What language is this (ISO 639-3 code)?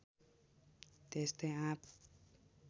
nep